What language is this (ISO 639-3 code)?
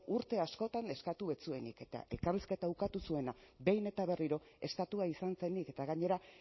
eus